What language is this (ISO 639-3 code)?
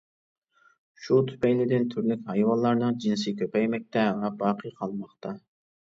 uig